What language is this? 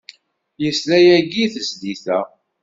Kabyle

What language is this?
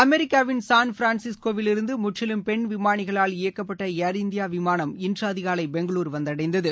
Tamil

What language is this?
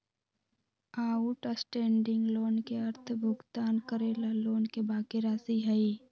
Magahi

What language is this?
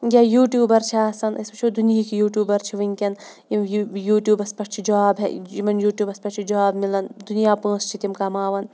Kashmiri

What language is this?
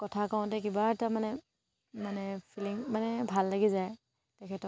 Assamese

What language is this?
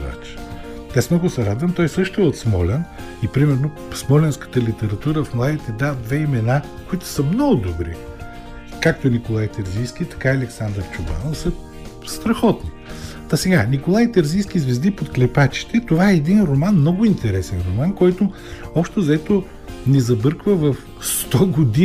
Bulgarian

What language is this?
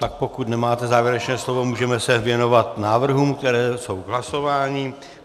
Czech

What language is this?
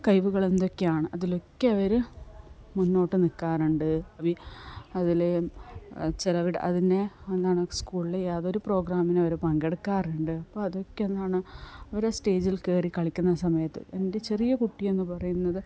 Malayalam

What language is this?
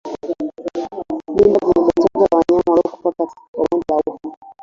Swahili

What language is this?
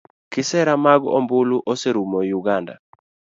Luo (Kenya and Tanzania)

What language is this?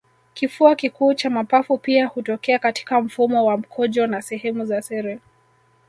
Swahili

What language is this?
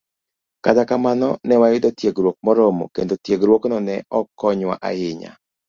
Luo (Kenya and Tanzania)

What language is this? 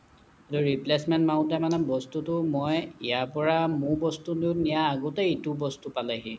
Assamese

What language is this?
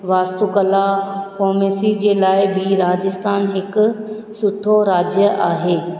Sindhi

